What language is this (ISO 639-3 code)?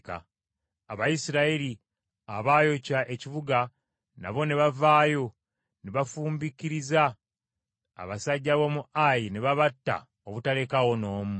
lug